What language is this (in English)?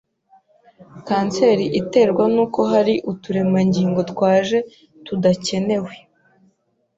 Kinyarwanda